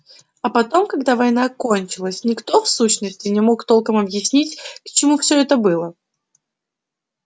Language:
Russian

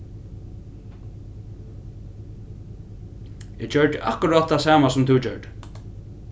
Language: Faroese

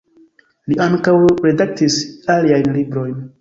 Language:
Esperanto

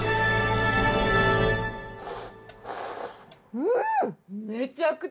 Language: Japanese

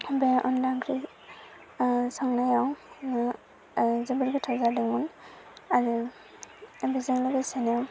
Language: Bodo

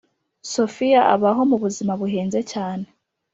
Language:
Kinyarwanda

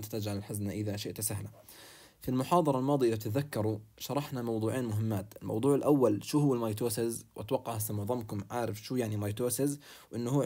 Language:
Arabic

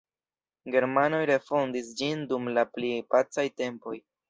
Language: Esperanto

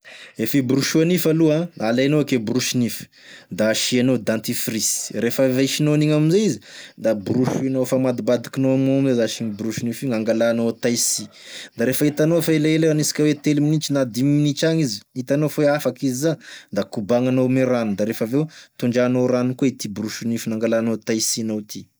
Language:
Tesaka Malagasy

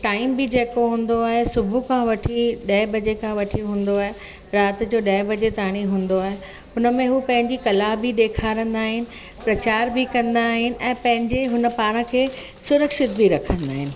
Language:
Sindhi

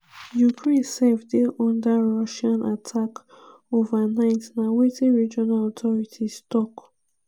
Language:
Nigerian Pidgin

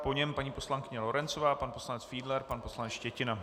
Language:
Czech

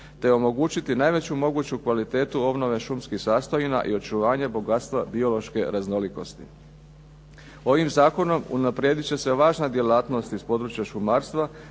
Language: Croatian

